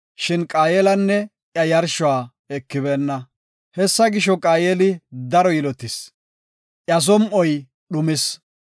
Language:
Gofa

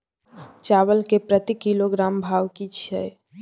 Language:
Maithili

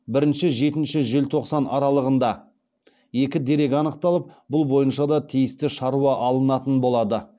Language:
Kazakh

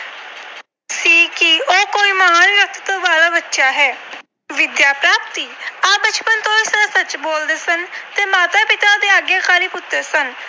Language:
Punjabi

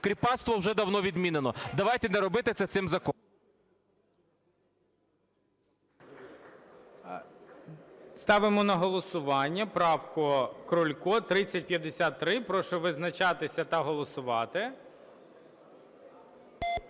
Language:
Ukrainian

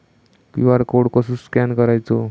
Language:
Marathi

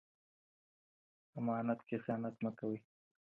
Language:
Pashto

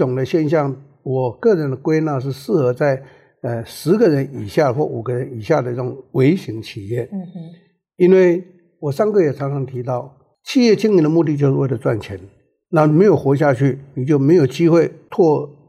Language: Chinese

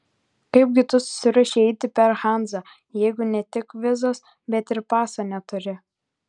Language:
Lithuanian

